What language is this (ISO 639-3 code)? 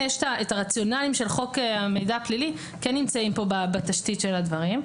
heb